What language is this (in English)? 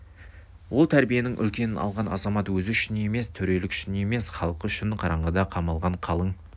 Kazakh